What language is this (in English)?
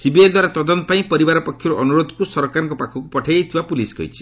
Odia